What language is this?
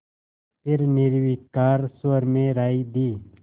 Hindi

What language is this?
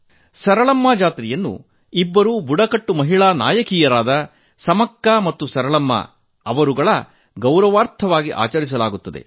Kannada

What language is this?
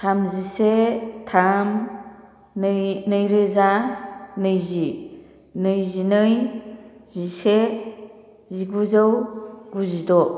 Bodo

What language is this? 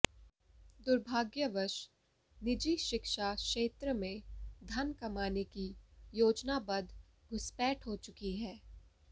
Hindi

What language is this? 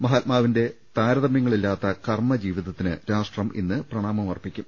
Malayalam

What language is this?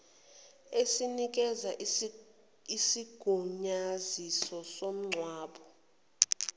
Zulu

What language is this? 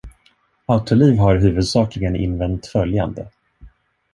Swedish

